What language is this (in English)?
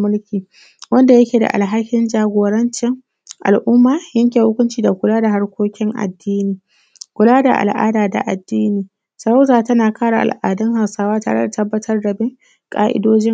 Hausa